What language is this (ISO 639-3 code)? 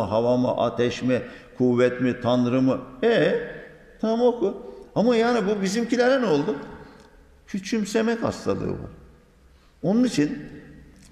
tur